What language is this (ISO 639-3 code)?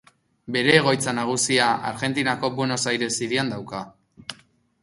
eus